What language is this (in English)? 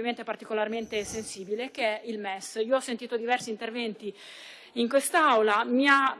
Italian